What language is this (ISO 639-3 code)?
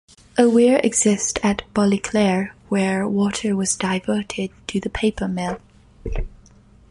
eng